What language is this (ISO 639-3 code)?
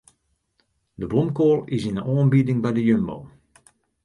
fry